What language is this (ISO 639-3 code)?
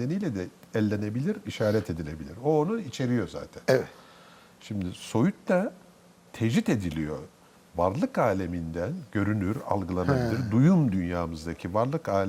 tur